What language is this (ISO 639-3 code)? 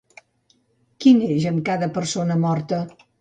cat